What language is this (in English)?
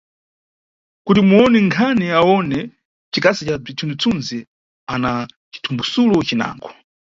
Nyungwe